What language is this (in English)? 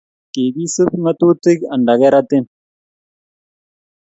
Kalenjin